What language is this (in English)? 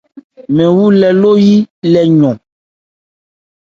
Ebrié